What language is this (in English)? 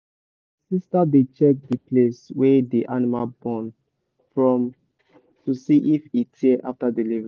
Nigerian Pidgin